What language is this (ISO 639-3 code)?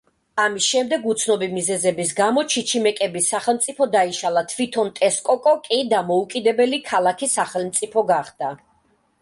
kat